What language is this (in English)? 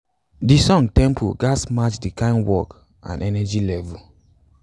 Nigerian Pidgin